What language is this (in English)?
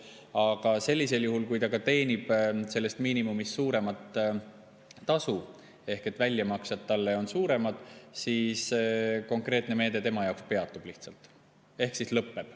Estonian